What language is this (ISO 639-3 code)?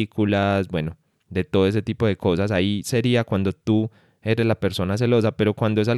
spa